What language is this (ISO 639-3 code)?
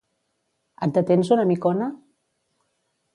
cat